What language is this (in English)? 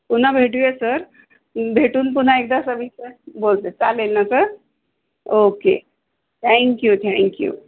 Marathi